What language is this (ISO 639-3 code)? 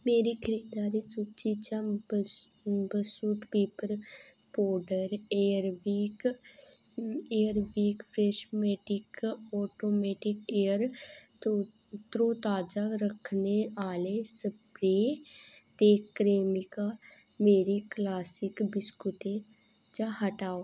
doi